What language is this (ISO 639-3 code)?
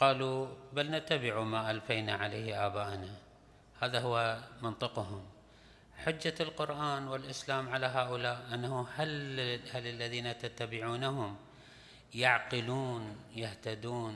ara